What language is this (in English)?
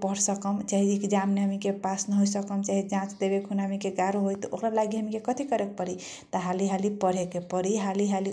Kochila Tharu